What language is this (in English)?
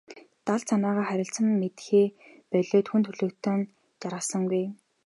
Mongolian